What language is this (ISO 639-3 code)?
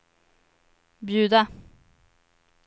swe